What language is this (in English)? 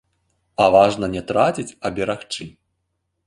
Belarusian